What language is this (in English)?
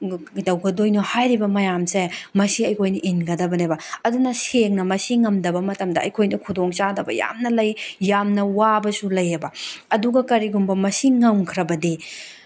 Manipuri